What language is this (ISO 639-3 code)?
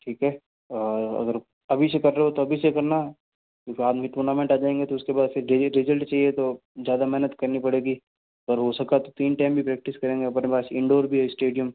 hin